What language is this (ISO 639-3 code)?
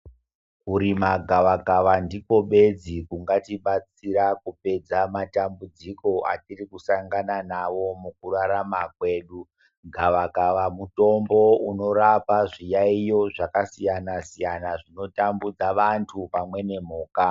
ndc